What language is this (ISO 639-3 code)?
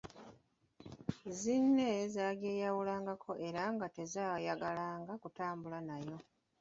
lug